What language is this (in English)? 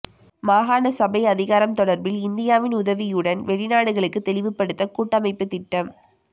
Tamil